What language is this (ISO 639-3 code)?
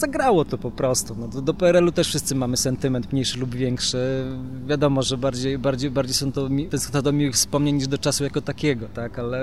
pol